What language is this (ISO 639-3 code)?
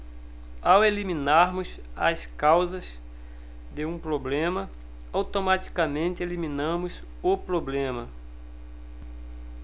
por